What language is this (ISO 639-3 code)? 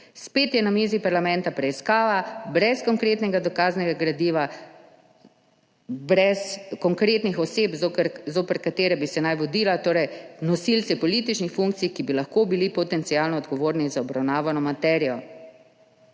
slv